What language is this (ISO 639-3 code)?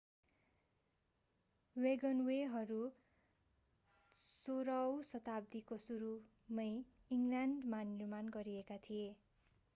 nep